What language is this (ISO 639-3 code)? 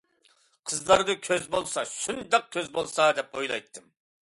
uig